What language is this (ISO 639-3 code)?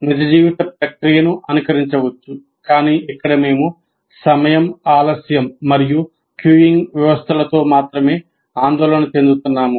tel